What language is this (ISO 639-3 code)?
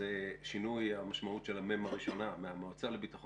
heb